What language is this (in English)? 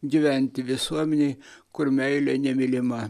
Lithuanian